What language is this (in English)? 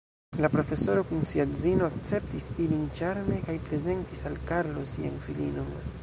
Esperanto